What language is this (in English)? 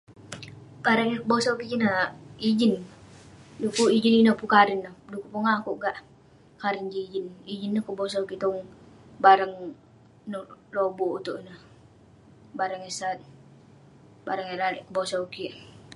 Western Penan